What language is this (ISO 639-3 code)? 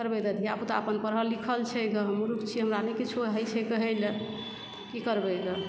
mai